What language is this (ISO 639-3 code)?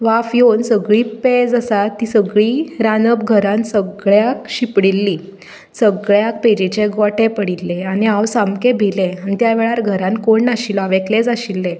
kok